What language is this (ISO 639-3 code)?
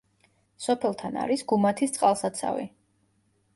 kat